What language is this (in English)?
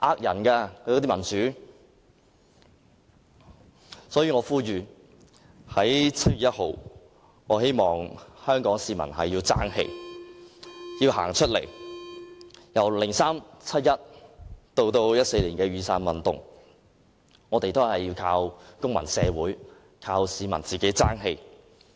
Cantonese